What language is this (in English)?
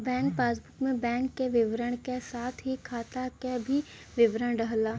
Bhojpuri